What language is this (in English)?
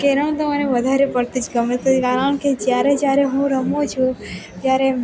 Gujarati